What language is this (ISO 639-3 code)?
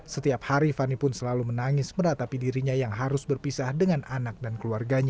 ind